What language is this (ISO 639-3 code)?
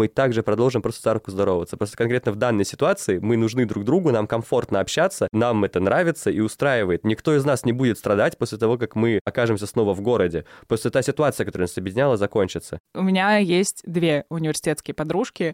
rus